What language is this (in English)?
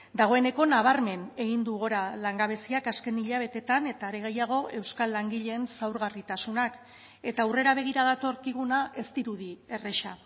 Basque